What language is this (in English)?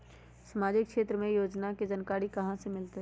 Magahi